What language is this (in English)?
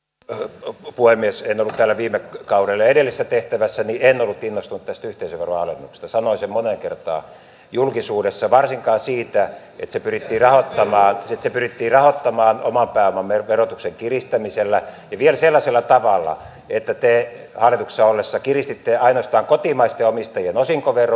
Finnish